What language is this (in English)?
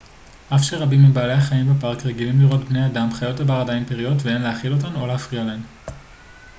Hebrew